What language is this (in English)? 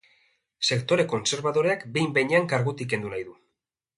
Basque